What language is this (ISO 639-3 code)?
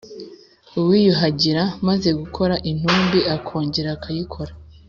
kin